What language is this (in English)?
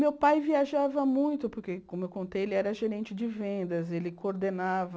Portuguese